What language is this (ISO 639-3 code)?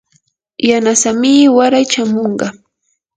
qur